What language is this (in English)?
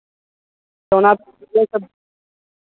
Santali